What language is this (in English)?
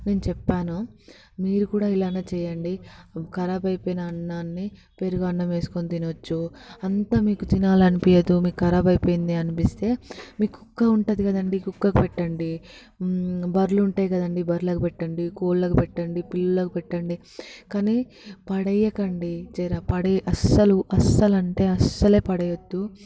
Telugu